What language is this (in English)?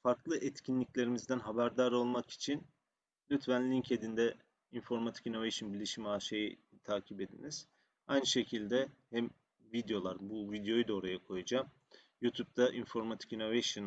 Turkish